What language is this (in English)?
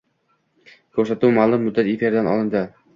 Uzbek